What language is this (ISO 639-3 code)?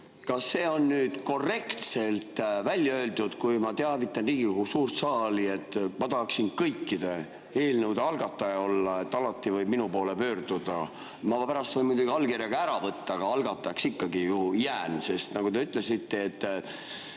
est